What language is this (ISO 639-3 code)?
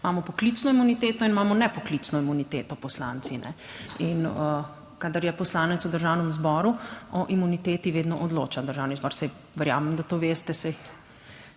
slv